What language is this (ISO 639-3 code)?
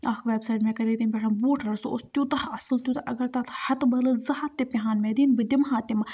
kas